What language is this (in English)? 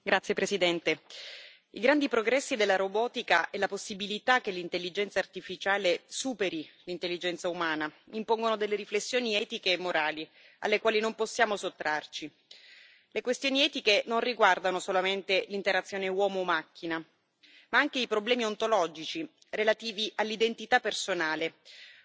Italian